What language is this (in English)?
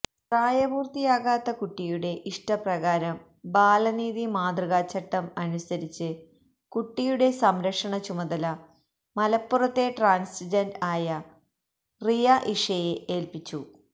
Malayalam